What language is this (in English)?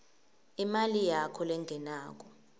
Swati